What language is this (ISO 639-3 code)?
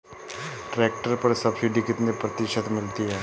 hin